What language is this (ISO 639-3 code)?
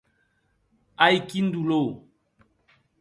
oci